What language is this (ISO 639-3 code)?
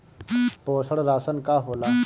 bho